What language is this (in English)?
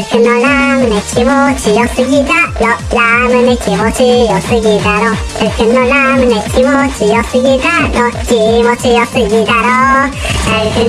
Japanese